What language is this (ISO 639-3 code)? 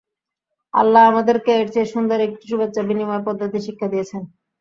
ben